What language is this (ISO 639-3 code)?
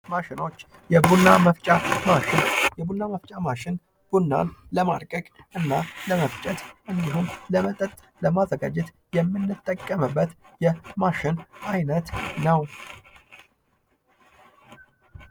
amh